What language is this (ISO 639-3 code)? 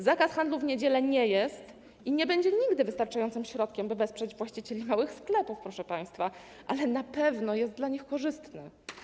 pol